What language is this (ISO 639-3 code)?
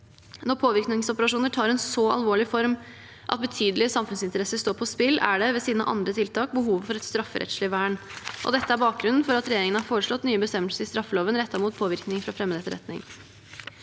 nor